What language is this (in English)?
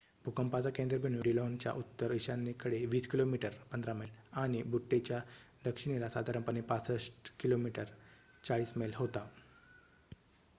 Marathi